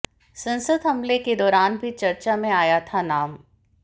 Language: Hindi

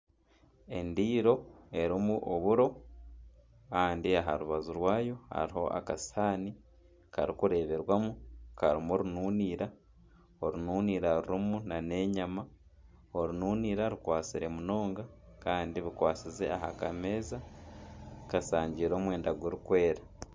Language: Nyankole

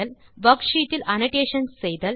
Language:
Tamil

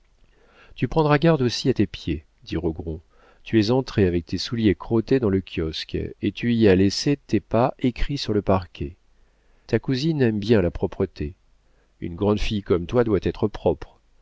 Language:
French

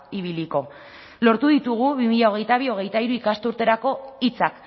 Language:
Basque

